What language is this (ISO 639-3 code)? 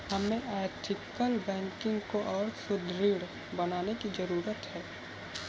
hin